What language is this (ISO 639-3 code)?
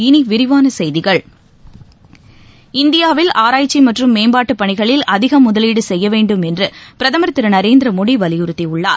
tam